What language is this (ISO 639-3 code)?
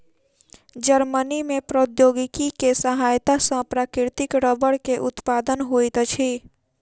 mai